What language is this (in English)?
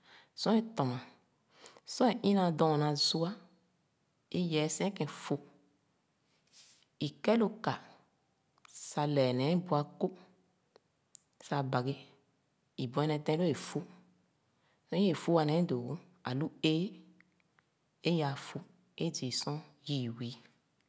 Khana